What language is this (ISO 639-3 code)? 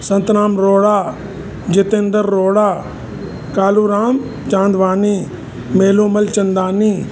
snd